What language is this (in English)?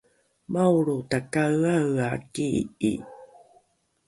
Rukai